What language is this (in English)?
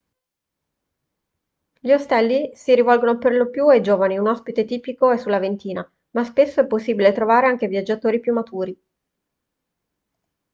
Italian